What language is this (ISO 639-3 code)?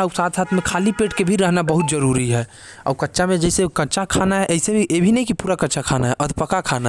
kfp